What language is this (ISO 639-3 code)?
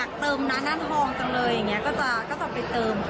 tha